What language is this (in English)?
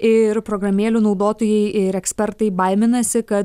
Lithuanian